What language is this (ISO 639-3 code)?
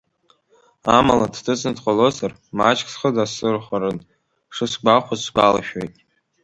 abk